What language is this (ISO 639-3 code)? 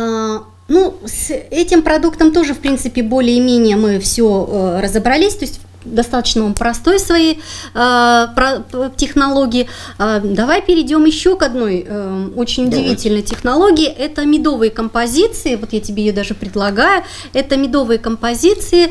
rus